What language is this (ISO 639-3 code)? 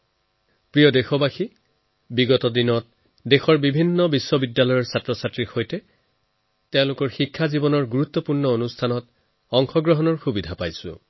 asm